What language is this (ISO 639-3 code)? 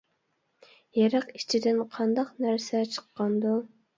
uig